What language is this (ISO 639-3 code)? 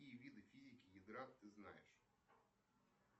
rus